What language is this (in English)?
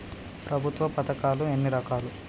Telugu